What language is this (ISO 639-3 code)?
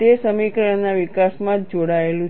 guj